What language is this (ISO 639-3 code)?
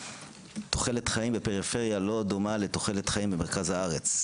heb